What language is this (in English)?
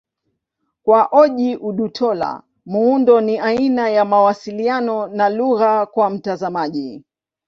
Swahili